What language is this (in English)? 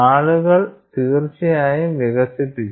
Malayalam